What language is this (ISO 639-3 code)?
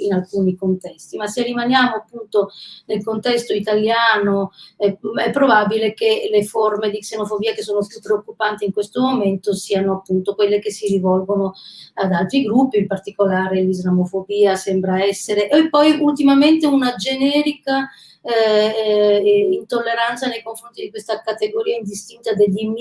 ita